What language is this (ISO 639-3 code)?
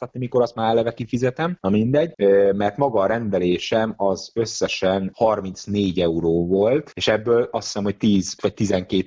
hun